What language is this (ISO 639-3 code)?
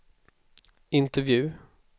swe